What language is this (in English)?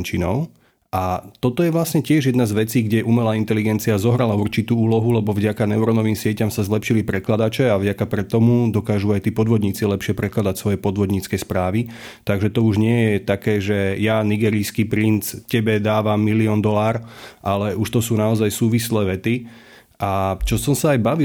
Slovak